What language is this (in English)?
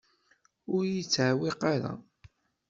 Kabyle